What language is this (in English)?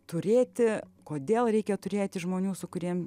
Lithuanian